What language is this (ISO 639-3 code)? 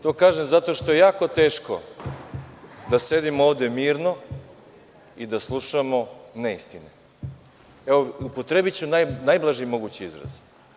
srp